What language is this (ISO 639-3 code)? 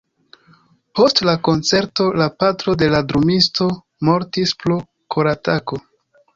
epo